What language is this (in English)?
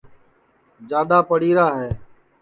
Sansi